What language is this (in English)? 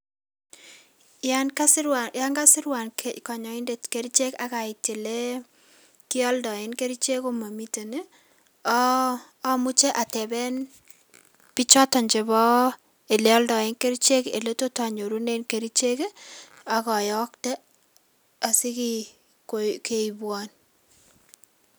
Kalenjin